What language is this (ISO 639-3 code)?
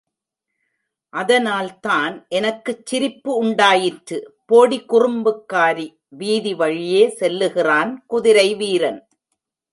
tam